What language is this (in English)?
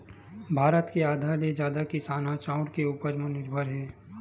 Chhattisgarhi